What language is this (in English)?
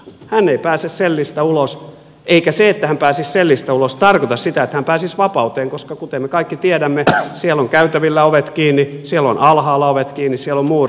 Finnish